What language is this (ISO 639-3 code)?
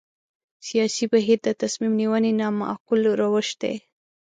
pus